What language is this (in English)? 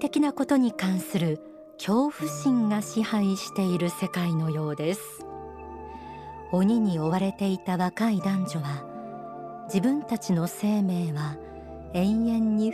Japanese